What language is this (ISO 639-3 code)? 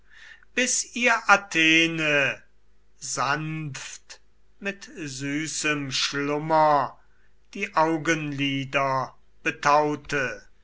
deu